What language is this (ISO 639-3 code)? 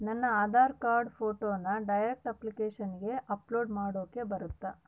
kan